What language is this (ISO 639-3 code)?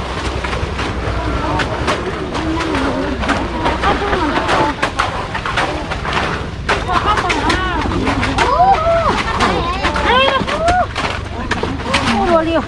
vie